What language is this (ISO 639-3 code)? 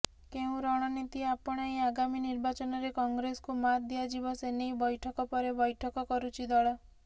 ori